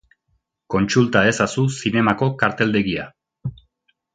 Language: Basque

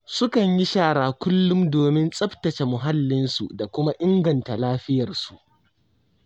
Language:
Hausa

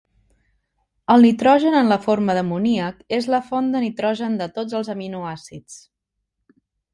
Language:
Catalan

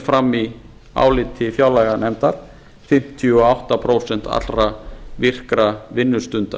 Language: Icelandic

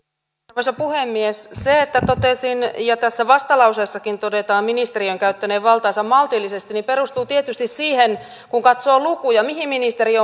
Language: Finnish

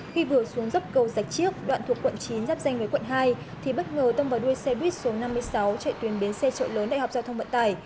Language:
Vietnamese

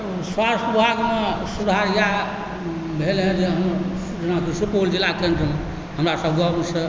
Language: Maithili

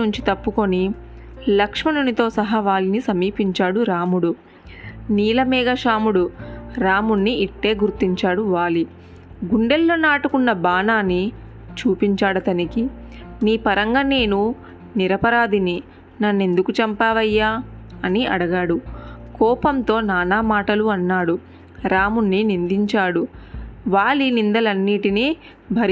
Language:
Telugu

